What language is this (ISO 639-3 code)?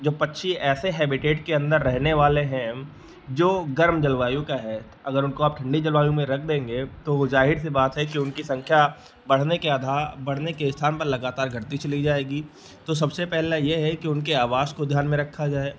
hin